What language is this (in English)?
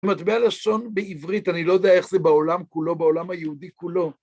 Hebrew